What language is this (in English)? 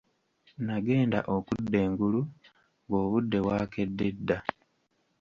Ganda